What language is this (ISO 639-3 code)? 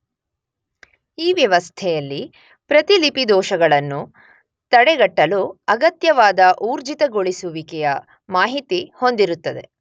kan